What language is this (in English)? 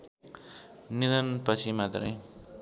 Nepali